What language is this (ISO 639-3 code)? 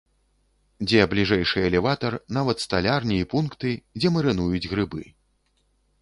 bel